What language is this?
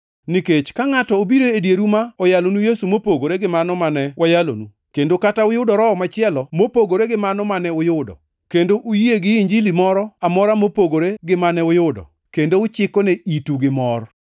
Luo (Kenya and Tanzania)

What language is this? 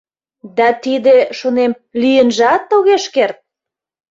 Mari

